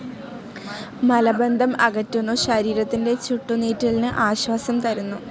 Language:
Malayalam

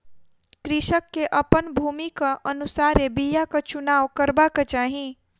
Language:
Maithili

